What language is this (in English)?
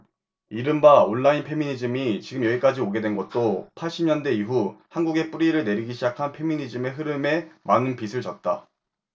Korean